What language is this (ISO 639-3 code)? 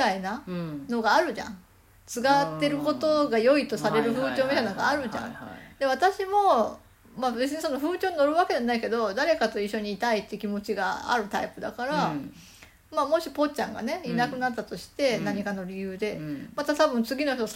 jpn